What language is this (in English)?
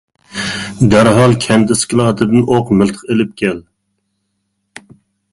Uyghur